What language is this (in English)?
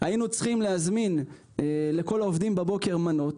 Hebrew